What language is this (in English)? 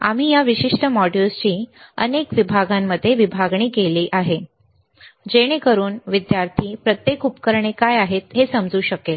Marathi